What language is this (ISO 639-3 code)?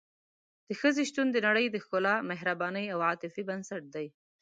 pus